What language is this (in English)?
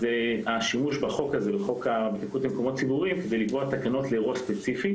Hebrew